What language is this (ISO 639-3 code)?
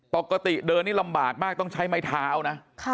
tha